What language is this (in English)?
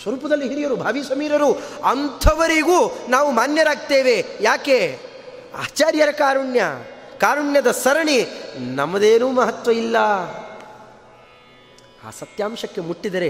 Kannada